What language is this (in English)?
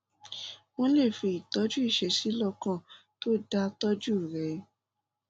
Yoruba